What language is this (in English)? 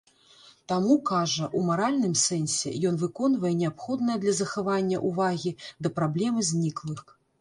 Belarusian